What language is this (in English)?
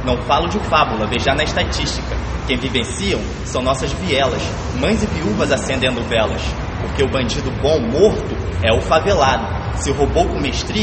Portuguese